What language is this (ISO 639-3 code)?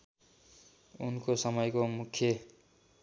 nep